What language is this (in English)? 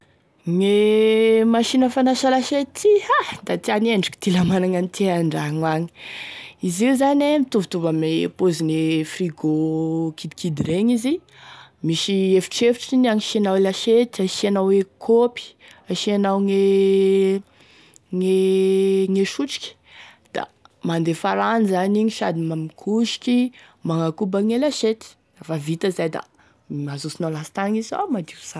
Tesaka Malagasy